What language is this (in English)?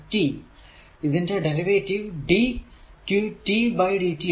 Malayalam